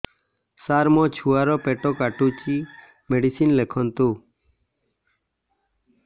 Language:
Odia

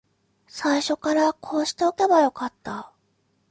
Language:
Japanese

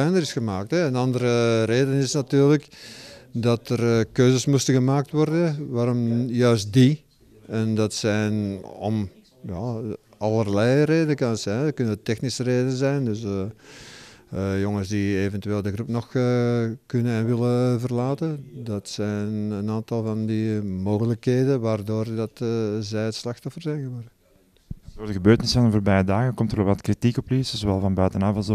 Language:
Dutch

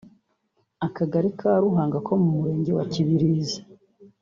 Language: Kinyarwanda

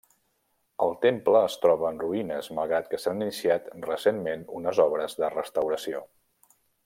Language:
Catalan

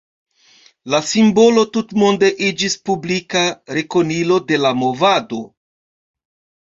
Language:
Esperanto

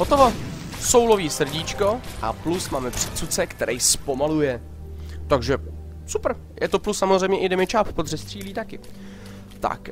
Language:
Czech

